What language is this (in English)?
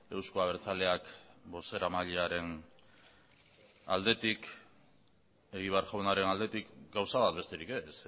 Basque